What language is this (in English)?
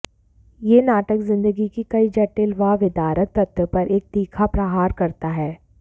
Hindi